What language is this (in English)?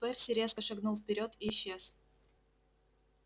Russian